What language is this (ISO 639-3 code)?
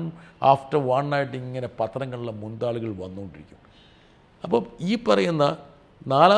mal